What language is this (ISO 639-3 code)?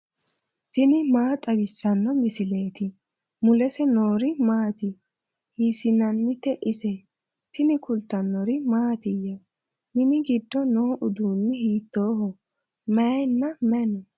sid